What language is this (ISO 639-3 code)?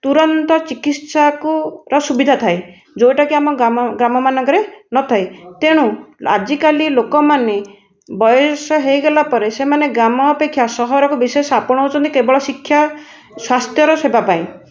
ori